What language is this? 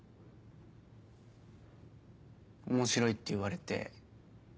Japanese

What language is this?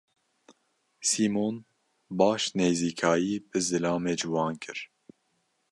Kurdish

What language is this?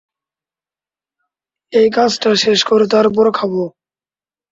Bangla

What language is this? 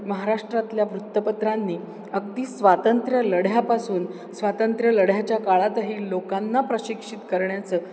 Marathi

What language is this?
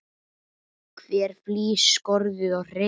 Icelandic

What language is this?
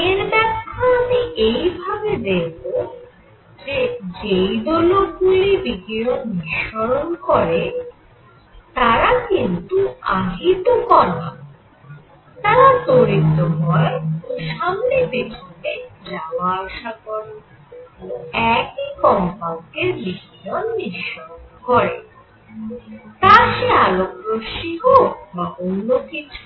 Bangla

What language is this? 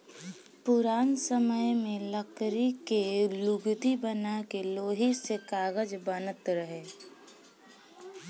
Bhojpuri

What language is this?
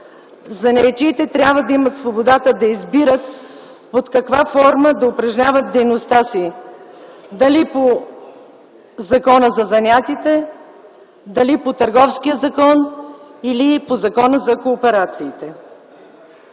Bulgarian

